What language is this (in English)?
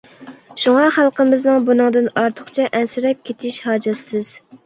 Uyghur